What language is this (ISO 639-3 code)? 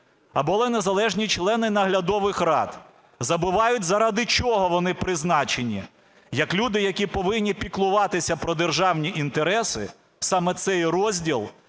ukr